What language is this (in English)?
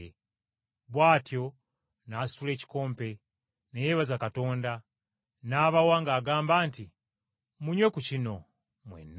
Ganda